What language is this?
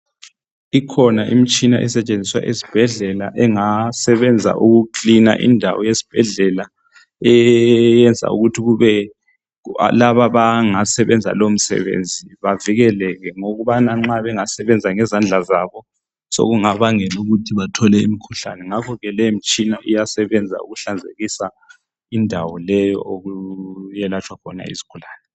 North Ndebele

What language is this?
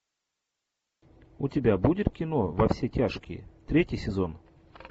Russian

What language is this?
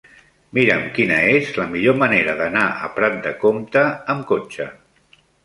Catalan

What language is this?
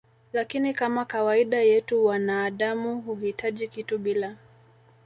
Swahili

